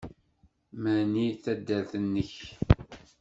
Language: Kabyle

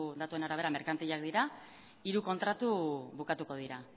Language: Basque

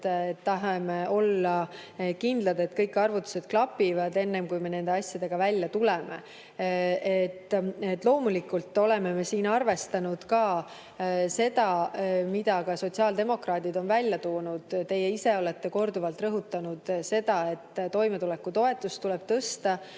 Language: Estonian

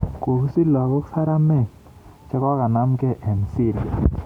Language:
Kalenjin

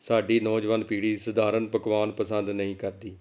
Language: Punjabi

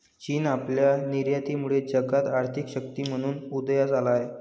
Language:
Marathi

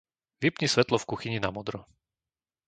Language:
Slovak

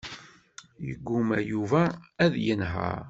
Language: Kabyle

